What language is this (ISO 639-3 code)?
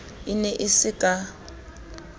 sot